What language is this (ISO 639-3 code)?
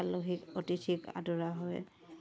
asm